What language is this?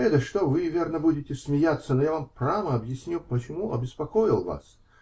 Russian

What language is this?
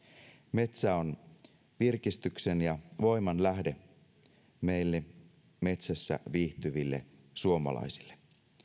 Finnish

